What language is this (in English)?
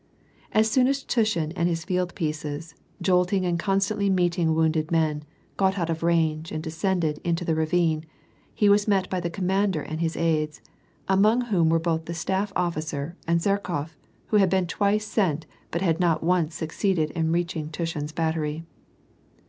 English